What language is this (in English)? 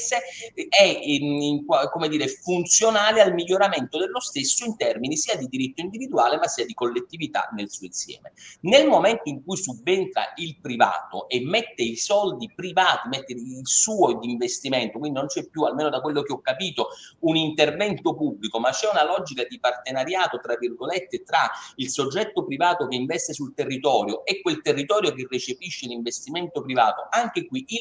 Italian